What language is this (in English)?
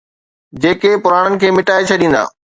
Sindhi